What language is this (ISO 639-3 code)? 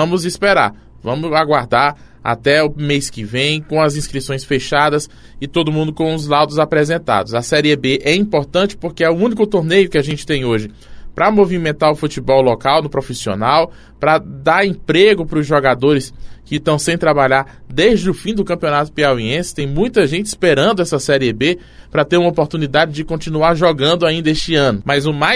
por